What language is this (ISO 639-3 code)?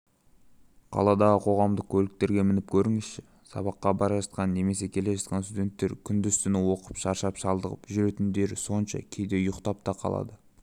kaz